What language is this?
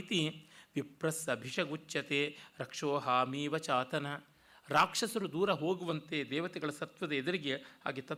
Kannada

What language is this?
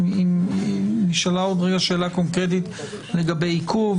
Hebrew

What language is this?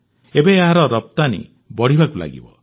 Odia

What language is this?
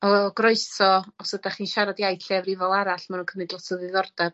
Welsh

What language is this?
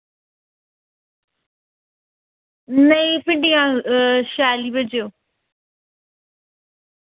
Dogri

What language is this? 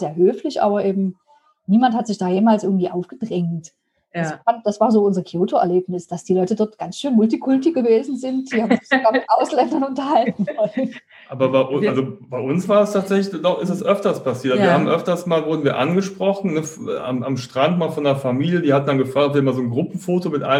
German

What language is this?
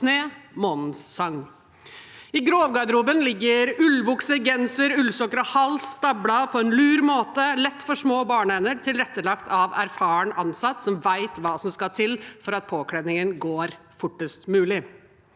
Norwegian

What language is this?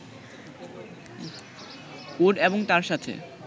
Bangla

